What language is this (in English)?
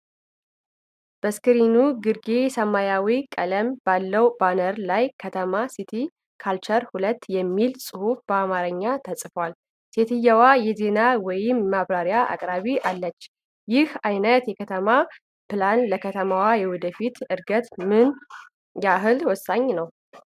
Amharic